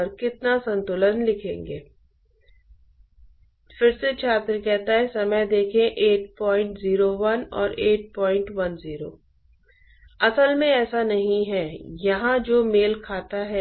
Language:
Hindi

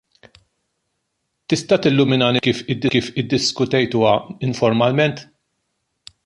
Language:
Maltese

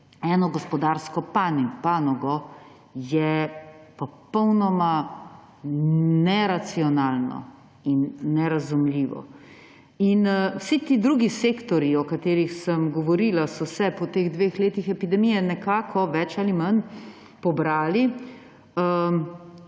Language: Slovenian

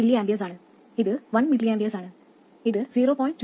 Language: Malayalam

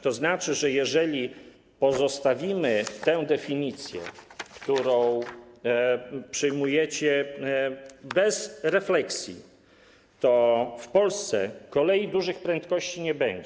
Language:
Polish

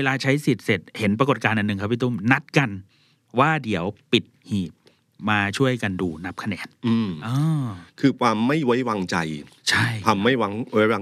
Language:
Thai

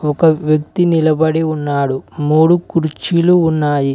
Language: Telugu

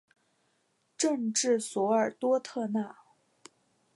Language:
Chinese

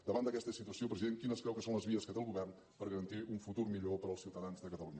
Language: Catalan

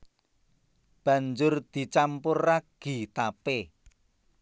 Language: Javanese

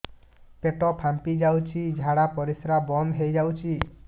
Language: Odia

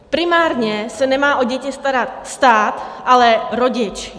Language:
Czech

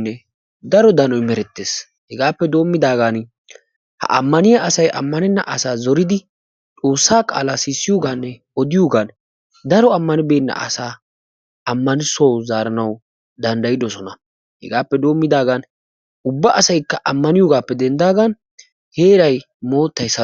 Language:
Wolaytta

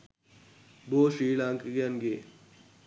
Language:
Sinhala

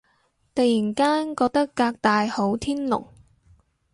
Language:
Cantonese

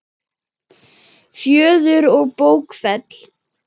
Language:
Icelandic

